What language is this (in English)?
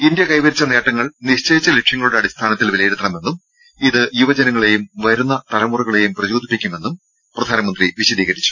Malayalam